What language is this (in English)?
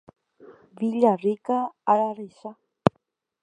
Guarani